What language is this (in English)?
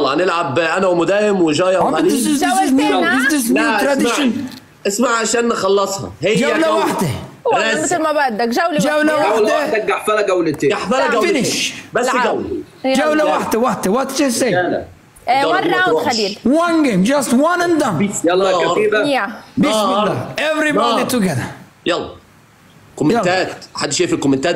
Arabic